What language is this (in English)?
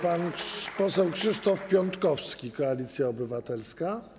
Polish